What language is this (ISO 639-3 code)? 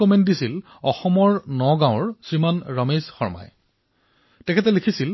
asm